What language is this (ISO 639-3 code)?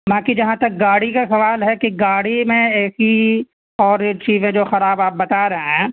urd